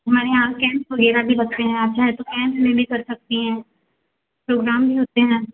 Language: Hindi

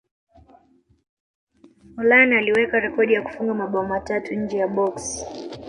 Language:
Swahili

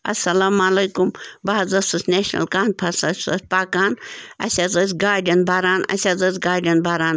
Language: Kashmiri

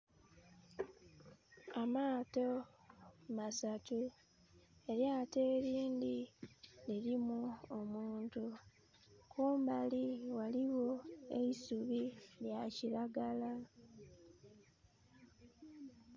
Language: Soga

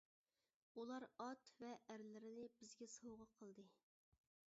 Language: Uyghur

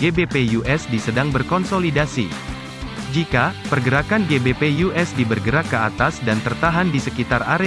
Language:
Indonesian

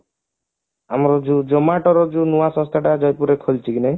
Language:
Odia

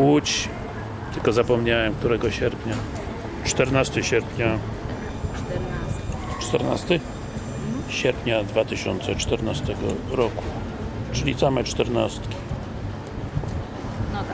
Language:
Polish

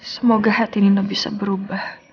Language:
Indonesian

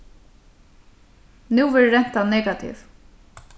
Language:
Faroese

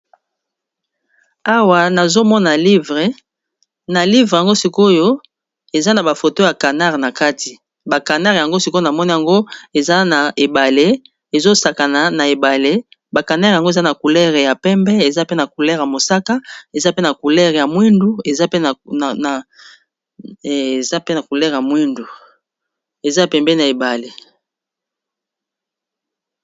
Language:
Lingala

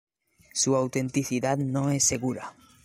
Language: Spanish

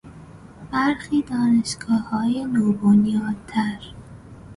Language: Persian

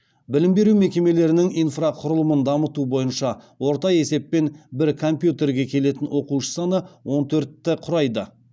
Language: Kazakh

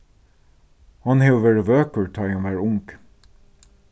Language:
Faroese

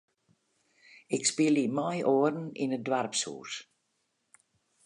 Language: Western Frisian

